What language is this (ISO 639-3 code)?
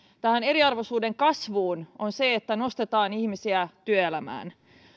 fin